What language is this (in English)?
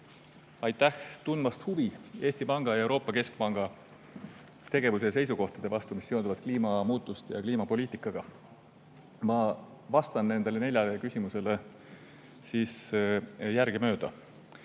Estonian